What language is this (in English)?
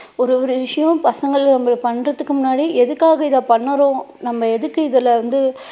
Tamil